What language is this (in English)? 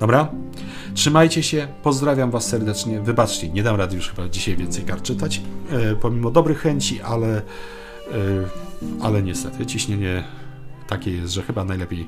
Polish